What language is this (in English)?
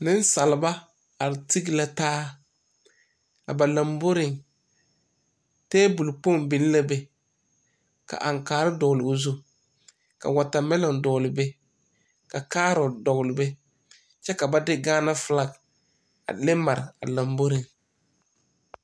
Southern Dagaare